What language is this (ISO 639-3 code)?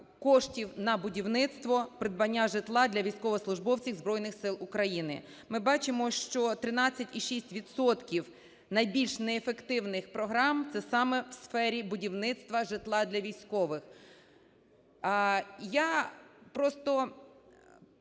ukr